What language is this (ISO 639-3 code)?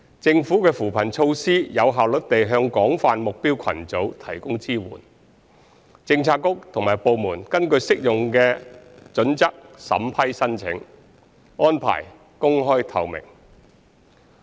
yue